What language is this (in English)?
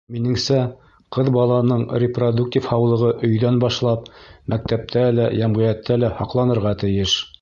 Bashkir